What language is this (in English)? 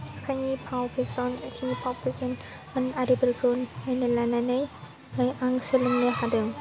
Bodo